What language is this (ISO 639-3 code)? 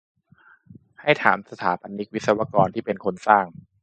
tha